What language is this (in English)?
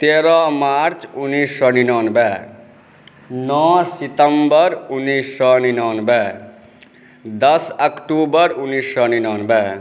Maithili